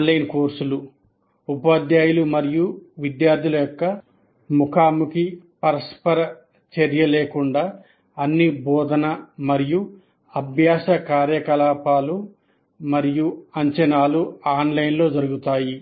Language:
Telugu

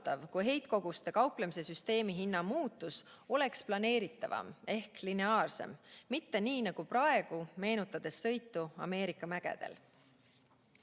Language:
Estonian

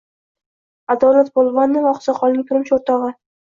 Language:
Uzbek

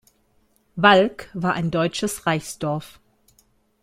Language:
German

